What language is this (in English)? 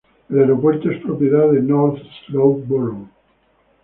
Spanish